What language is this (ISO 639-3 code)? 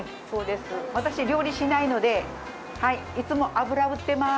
jpn